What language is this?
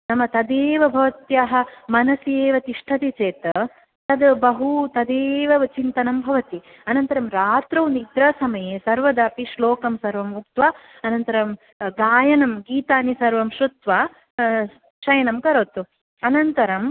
Sanskrit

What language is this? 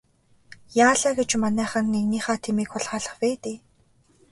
Mongolian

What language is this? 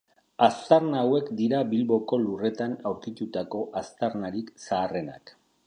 Basque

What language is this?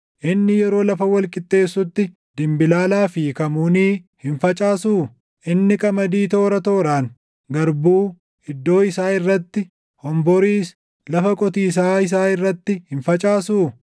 Oromo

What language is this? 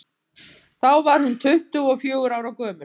Icelandic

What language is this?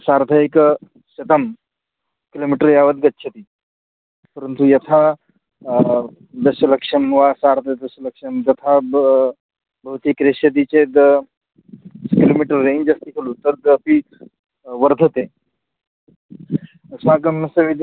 Sanskrit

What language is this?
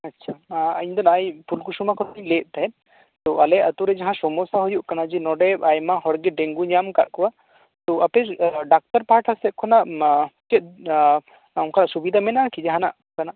Santali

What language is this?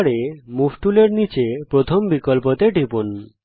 Bangla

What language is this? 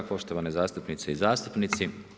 Croatian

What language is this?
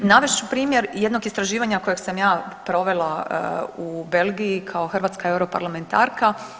Croatian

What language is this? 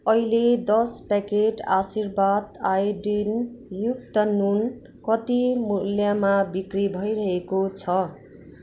Nepali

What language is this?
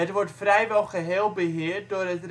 Dutch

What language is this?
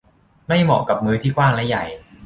Thai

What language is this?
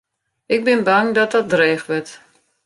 Western Frisian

